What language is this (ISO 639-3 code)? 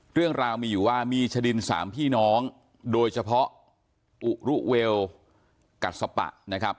tha